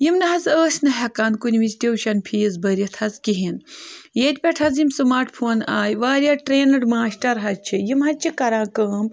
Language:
Kashmiri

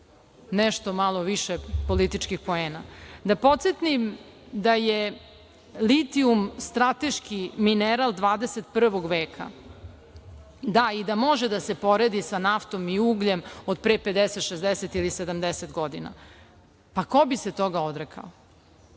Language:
Serbian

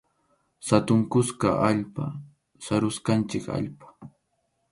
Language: Arequipa-La Unión Quechua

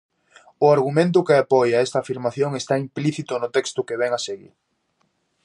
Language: Galician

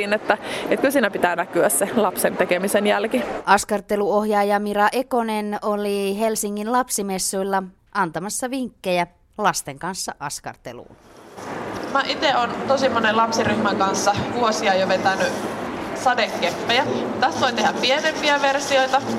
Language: Finnish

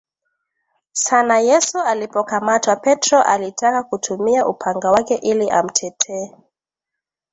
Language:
Swahili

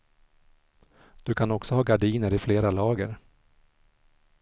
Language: Swedish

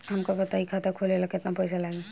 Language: Bhojpuri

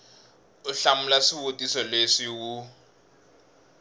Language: Tsonga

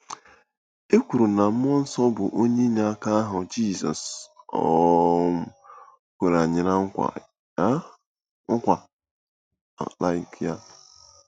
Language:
Igbo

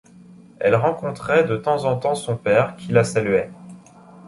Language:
French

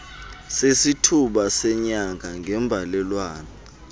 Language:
Xhosa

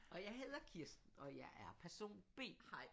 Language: Danish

